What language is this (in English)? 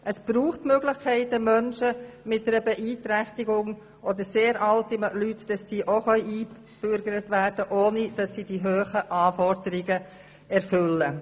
Swiss German